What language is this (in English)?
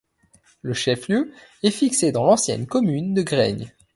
French